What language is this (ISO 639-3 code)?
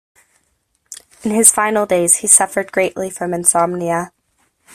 eng